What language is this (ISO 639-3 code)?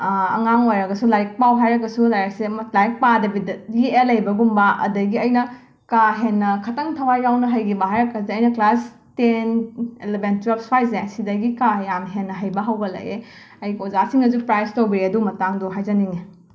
mni